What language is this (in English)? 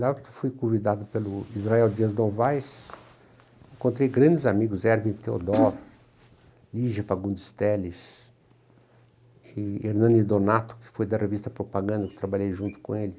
Portuguese